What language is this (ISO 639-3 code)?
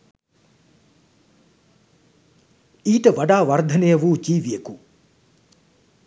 sin